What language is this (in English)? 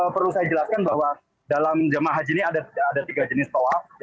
Indonesian